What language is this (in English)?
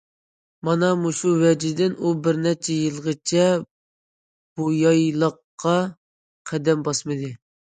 Uyghur